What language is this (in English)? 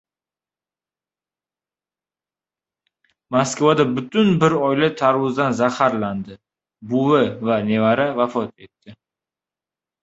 Uzbek